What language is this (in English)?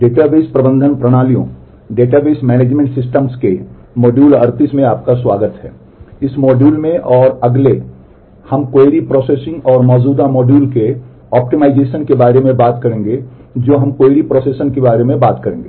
Hindi